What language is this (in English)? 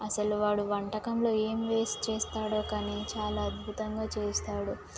Telugu